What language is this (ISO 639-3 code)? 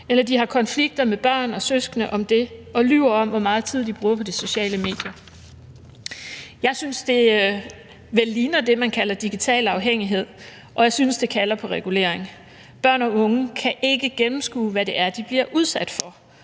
dan